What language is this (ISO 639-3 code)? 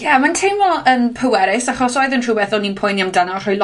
cym